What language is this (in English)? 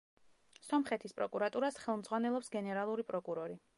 Georgian